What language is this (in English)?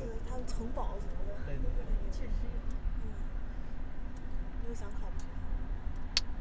Chinese